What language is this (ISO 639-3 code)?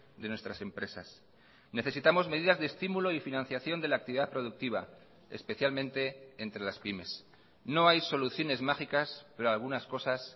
spa